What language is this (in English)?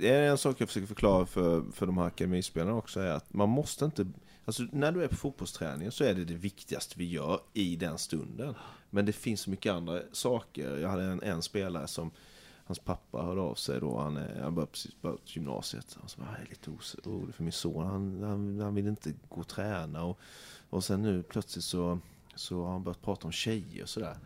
Swedish